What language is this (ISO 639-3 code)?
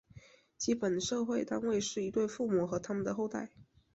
zho